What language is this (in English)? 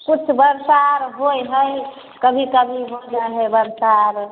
Maithili